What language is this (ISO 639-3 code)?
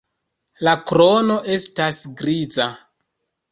epo